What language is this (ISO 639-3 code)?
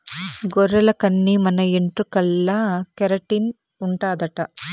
tel